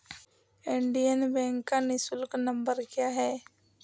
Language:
Hindi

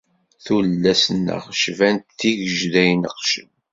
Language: Kabyle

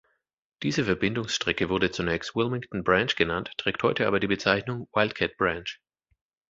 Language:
German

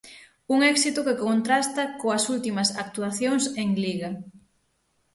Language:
Galician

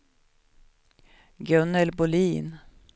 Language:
Swedish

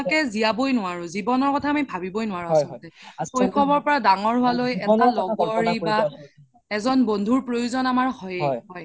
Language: Assamese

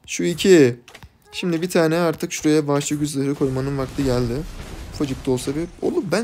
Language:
Turkish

